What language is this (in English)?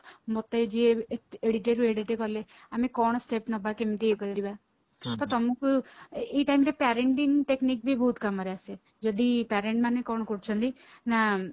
Odia